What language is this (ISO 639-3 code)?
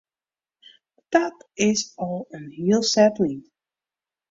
fry